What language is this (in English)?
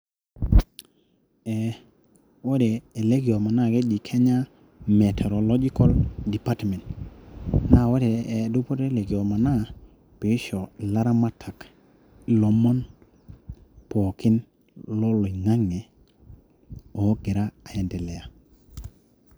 Masai